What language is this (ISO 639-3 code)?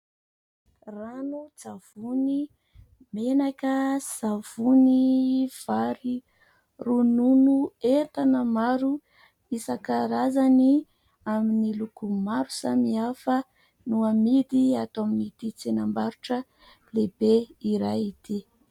mlg